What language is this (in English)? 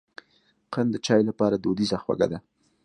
Pashto